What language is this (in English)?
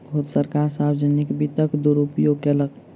Maithili